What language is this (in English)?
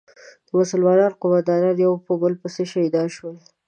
Pashto